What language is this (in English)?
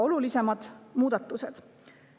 Estonian